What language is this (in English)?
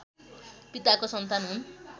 Nepali